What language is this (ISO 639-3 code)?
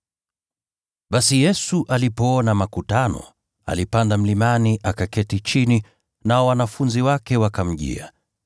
swa